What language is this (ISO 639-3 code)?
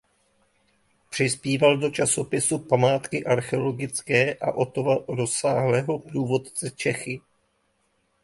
ces